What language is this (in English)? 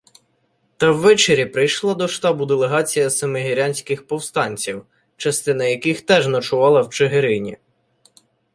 Ukrainian